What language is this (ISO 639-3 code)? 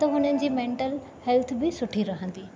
snd